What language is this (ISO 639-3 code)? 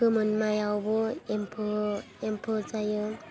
brx